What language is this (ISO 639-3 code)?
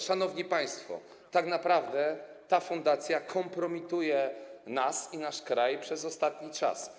pol